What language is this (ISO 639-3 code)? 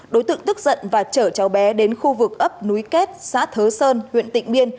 vie